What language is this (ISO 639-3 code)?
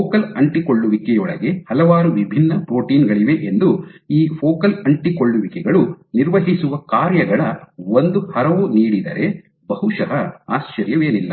kan